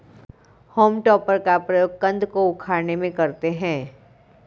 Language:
Hindi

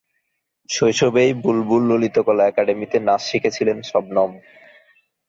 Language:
Bangla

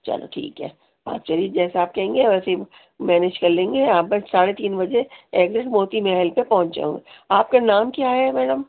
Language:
Urdu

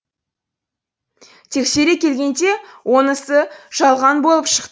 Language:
Kazakh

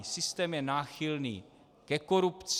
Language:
Czech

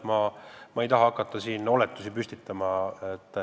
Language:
Estonian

